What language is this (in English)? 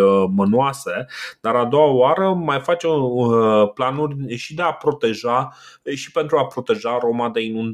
Romanian